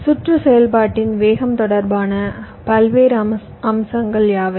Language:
Tamil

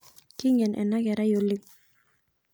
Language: Masai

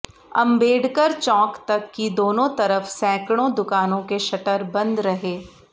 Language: Hindi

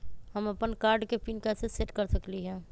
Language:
Magahi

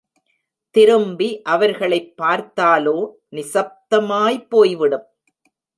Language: Tamil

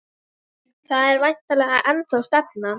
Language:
Icelandic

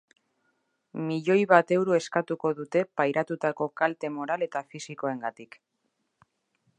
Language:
Basque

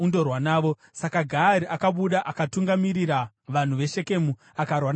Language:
Shona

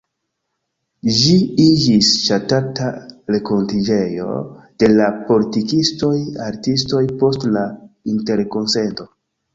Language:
Esperanto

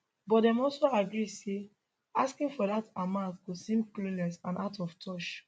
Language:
Nigerian Pidgin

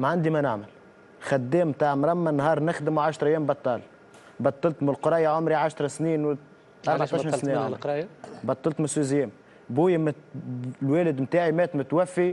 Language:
Arabic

